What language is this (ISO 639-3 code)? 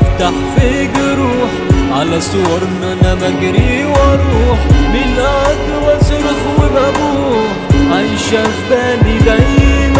ara